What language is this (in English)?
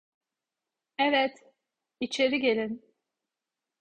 Turkish